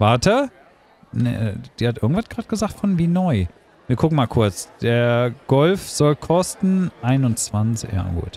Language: German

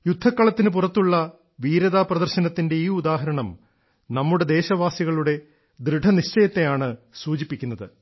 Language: Malayalam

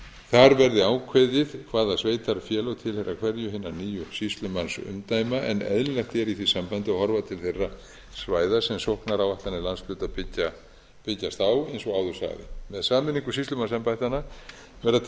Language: Icelandic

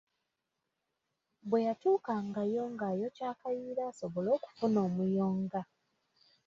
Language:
Ganda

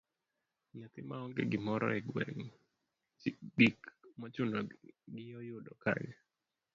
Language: Luo (Kenya and Tanzania)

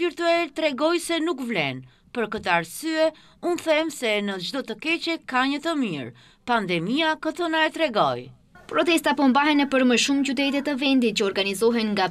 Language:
Romanian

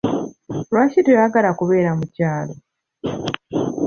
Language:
Ganda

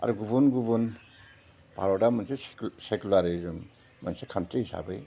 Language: Bodo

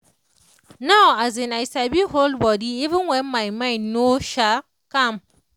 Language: Nigerian Pidgin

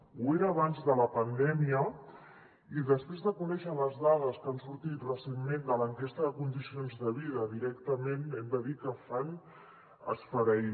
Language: Catalan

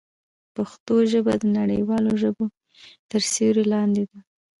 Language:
Pashto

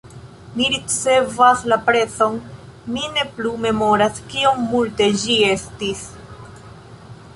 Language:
Esperanto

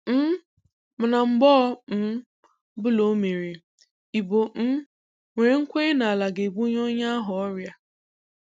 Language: Igbo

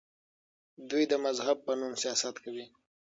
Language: Pashto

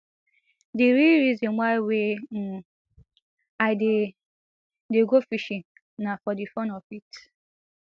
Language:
Nigerian Pidgin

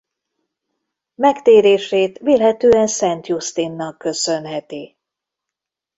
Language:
Hungarian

